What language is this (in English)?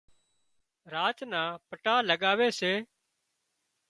Wadiyara Koli